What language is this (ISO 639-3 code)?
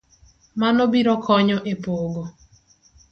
luo